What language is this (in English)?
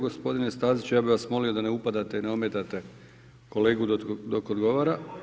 Croatian